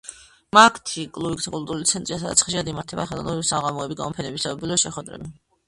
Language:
Georgian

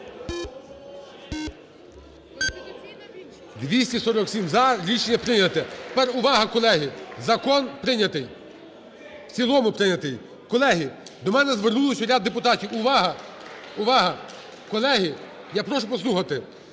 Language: Ukrainian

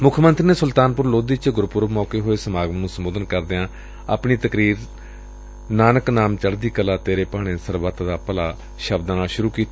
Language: Punjabi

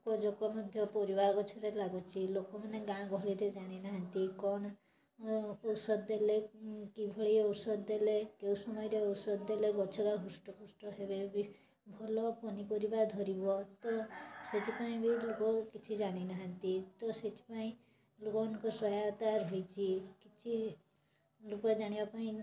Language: Odia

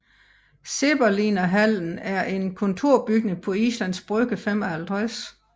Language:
Danish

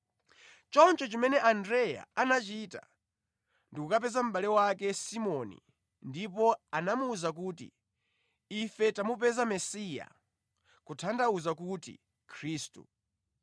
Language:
Nyanja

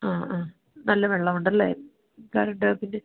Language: Malayalam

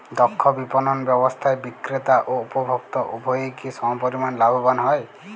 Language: Bangla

